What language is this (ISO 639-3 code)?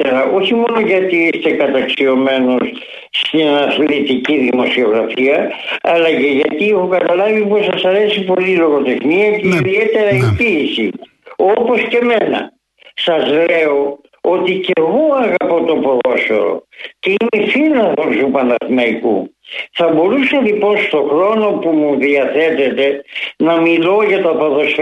ell